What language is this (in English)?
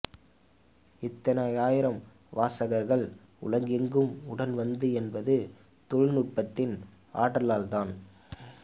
Tamil